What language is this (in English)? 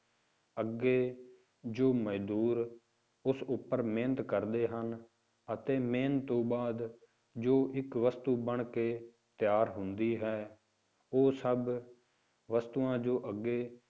Punjabi